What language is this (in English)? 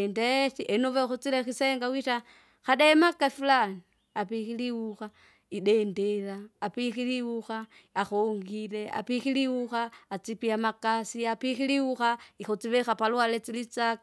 Kinga